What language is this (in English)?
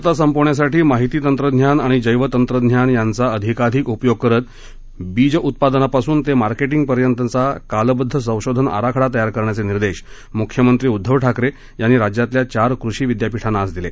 Marathi